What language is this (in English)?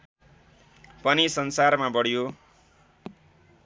Nepali